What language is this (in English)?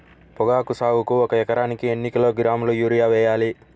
Telugu